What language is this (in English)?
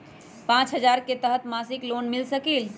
Magahi